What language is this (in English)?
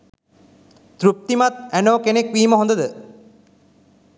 Sinhala